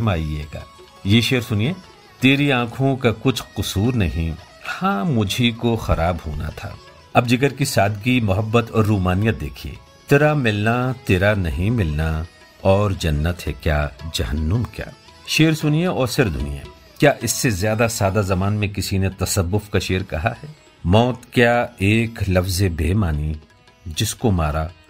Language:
Hindi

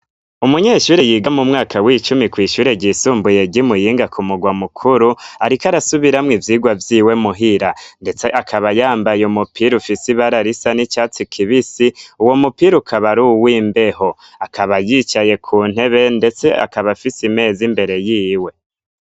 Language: Rundi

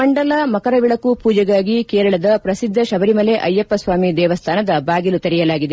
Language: Kannada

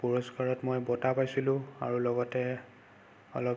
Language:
Assamese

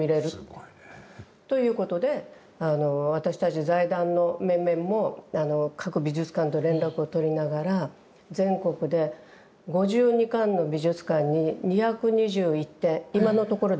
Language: Japanese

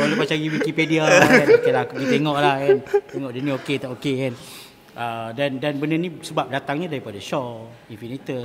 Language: Malay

